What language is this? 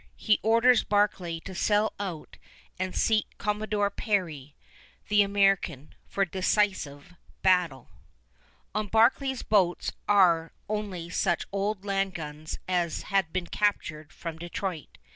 English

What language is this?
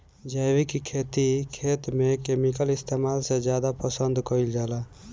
Bhojpuri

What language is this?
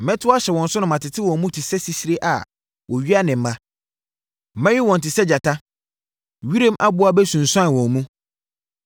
Akan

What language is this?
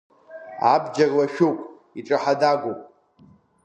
Abkhazian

